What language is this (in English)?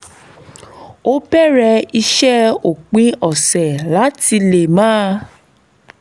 Yoruba